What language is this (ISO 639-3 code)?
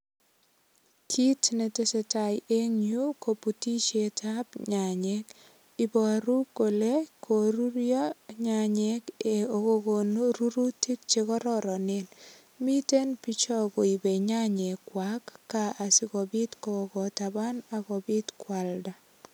kln